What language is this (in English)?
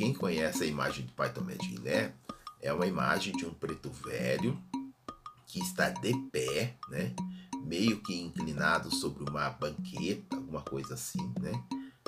Portuguese